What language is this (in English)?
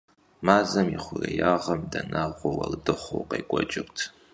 Kabardian